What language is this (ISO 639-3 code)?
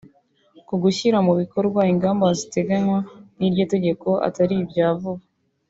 kin